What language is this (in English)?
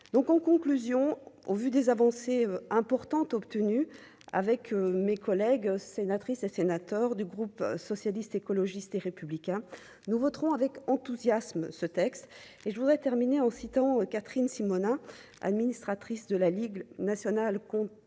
French